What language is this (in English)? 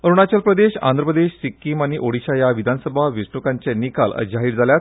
Konkani